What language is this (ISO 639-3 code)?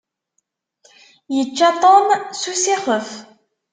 kab